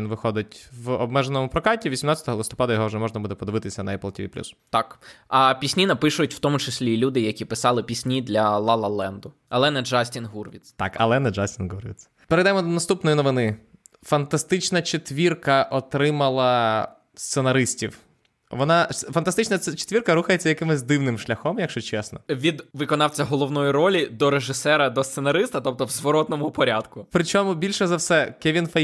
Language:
Ukrainian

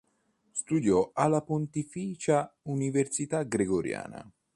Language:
Italian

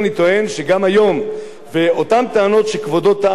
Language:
Hebrew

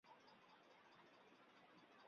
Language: Chinese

